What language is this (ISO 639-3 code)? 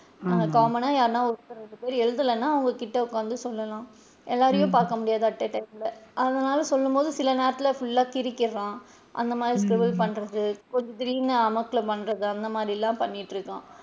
tam